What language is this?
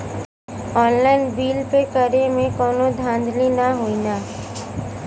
Bhojpuri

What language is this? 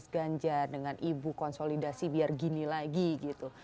Indonesian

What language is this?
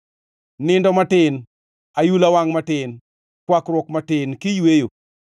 Luo (Kenya and Tanzania)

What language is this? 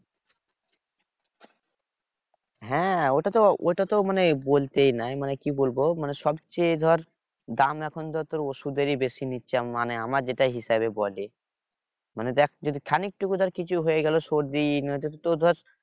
Bangla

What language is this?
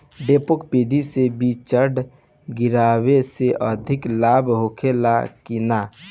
Bhojpuri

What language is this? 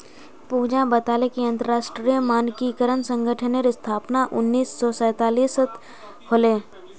Magahi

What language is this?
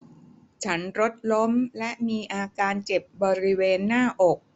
Thai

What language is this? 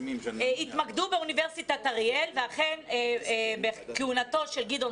Hebrew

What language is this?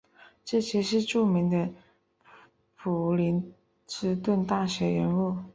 Chinese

